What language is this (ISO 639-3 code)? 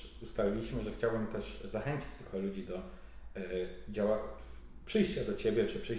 pol